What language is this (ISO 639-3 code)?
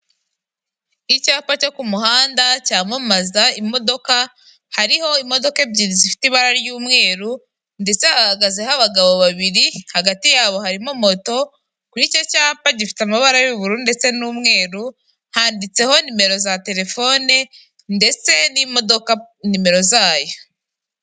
kin